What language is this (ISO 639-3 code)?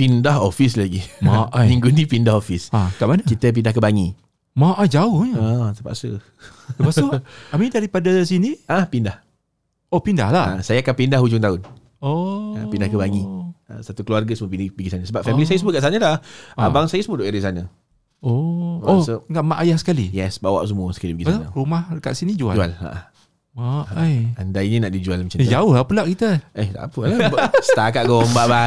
msa